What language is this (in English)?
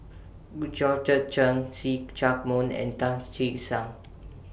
English